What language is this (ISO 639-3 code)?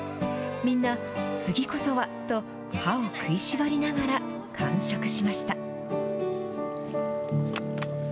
jpn